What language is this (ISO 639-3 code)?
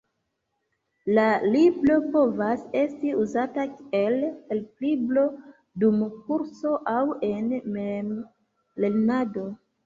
epo